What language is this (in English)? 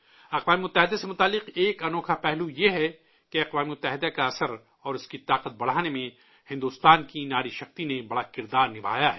Urdu